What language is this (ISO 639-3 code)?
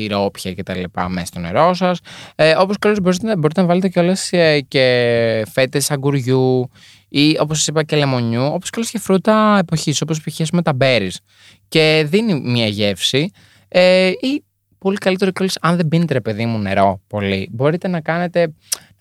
ell